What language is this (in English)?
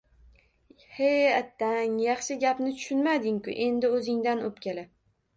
Uzbek